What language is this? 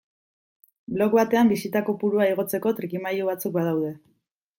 Basque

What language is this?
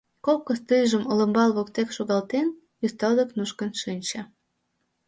Mari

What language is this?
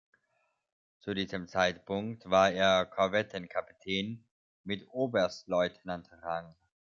German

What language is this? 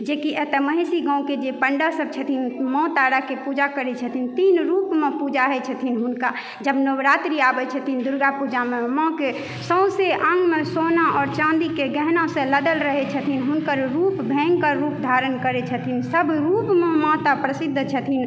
Maithili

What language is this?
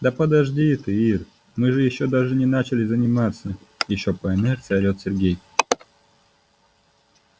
Russian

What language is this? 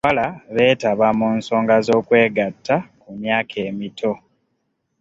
Ganda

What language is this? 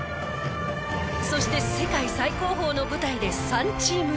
Japanese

